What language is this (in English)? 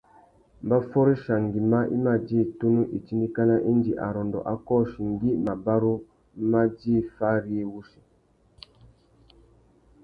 Tuki